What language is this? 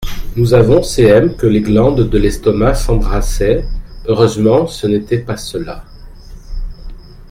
French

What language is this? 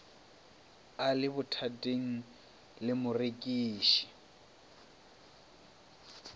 Northern Sotho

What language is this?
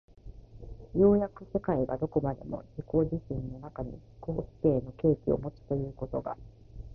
Japanese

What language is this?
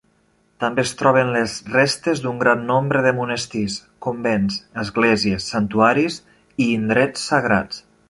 Catalan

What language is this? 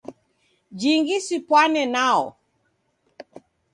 Taita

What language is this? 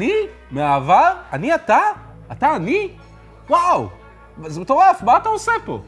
Hebrew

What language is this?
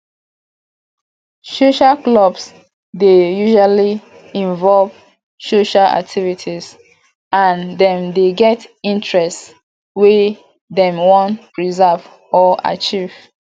Nigerian Pidgin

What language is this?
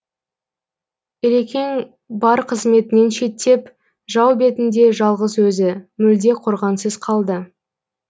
Kazakh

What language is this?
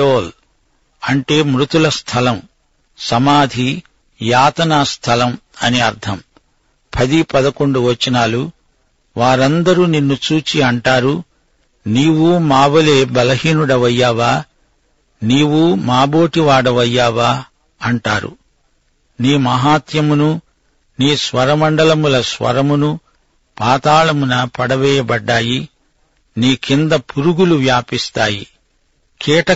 Telugu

